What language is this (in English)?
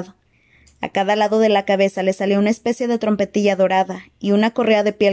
Spanish